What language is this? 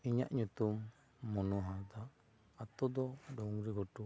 Santali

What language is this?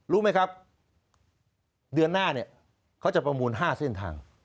Thai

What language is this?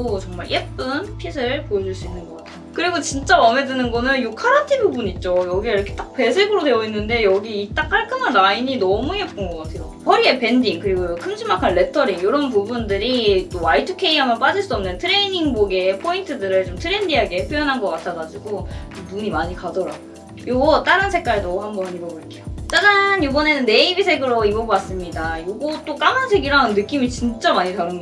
Korean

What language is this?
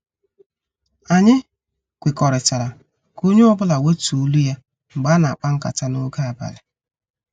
Igbo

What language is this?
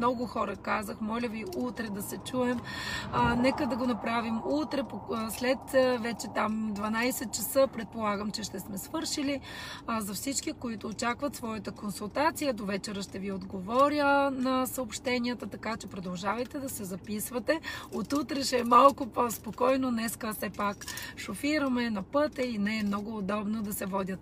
Bulgarian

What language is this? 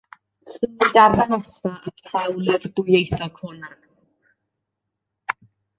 Welsh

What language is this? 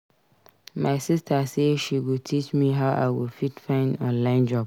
Nigerian Pidgin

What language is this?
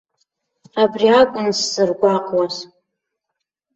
Abkhazian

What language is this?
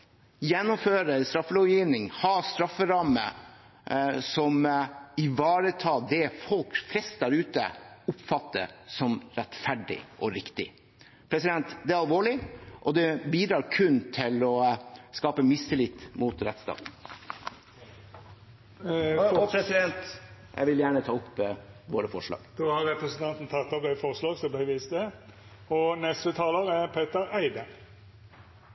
Norwegian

